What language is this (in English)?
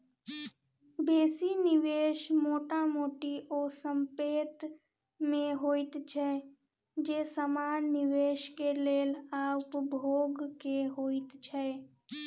Maithili